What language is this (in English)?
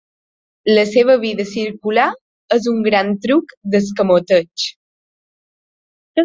Catalan